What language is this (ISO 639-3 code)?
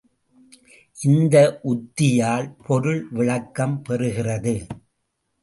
tam